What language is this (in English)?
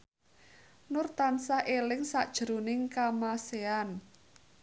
Javanese